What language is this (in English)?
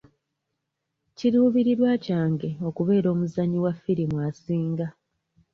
Ganda